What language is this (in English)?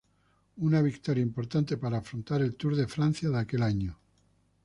Spanish